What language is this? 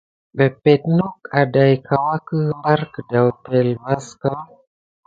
Gidar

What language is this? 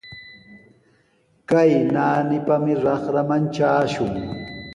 Sihuas Ancash Quechua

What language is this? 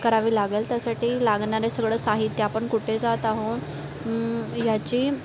Marathi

